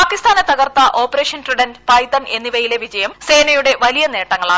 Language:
Malayalam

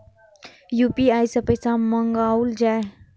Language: Maithili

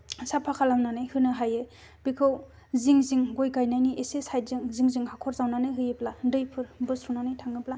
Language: Bodo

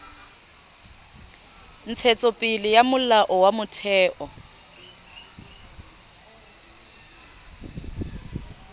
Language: Southern Sotho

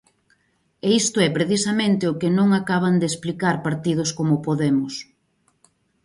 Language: Galician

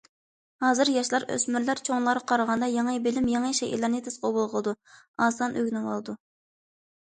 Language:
Uyghur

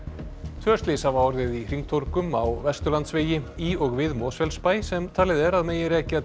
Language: Icelandic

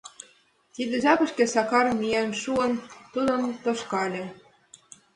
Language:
Mari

